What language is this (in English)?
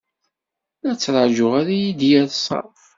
Kabyle